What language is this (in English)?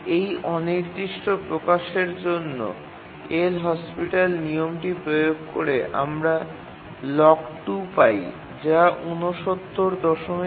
Bangla